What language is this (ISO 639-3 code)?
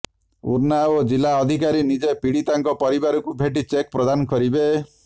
ori